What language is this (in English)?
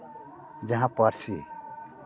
Santali